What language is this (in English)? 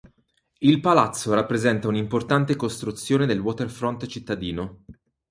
Italian